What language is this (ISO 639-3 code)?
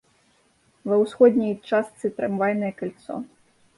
bel